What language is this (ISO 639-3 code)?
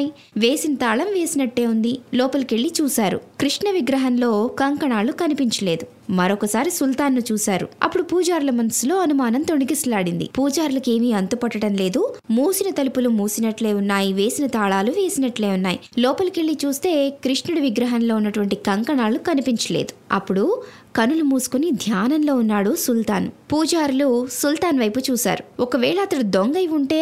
tel